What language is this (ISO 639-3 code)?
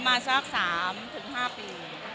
tha